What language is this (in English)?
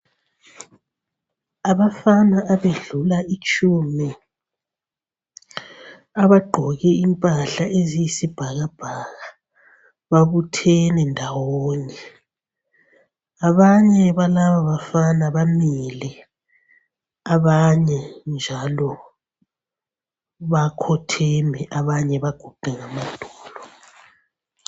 North Ndebele